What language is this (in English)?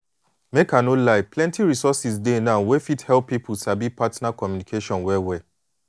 Nigerian Pidgin